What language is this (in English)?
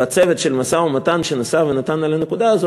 Hebrew